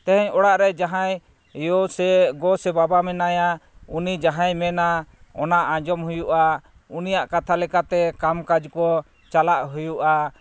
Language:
Santali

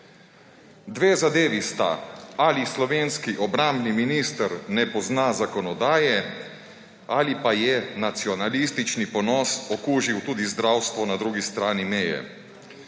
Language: Slovenian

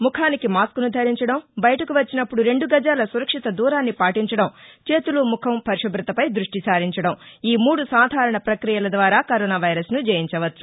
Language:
Telugu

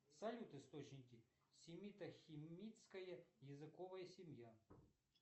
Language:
Russian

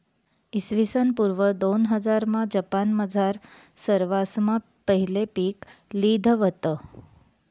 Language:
Marathi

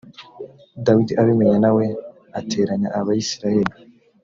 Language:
Kinyarwanda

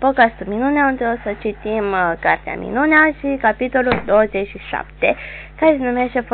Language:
Romanian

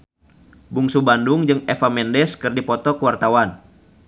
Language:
Sundanese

